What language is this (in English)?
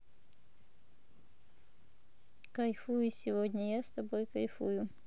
Russian